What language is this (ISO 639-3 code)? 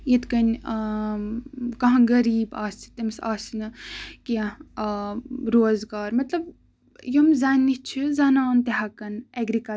kas